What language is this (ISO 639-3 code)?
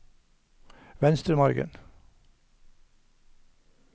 nor